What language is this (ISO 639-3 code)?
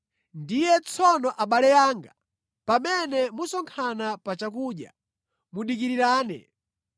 nya